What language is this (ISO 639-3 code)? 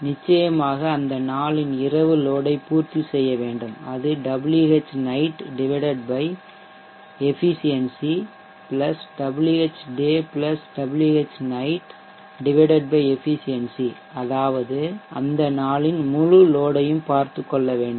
tam